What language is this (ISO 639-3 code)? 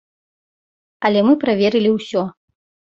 bel